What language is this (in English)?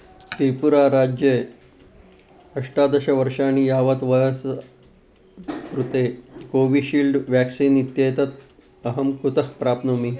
Sanskrit